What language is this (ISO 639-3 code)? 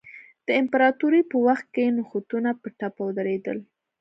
pus